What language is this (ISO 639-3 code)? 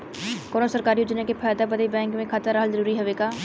bho